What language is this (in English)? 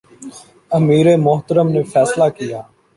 Urdu